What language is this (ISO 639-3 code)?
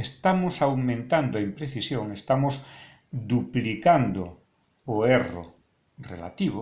spa